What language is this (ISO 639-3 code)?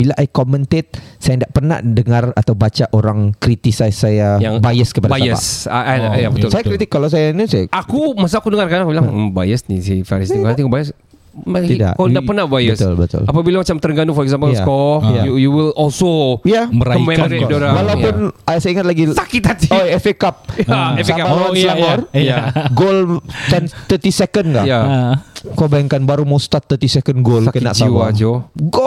msa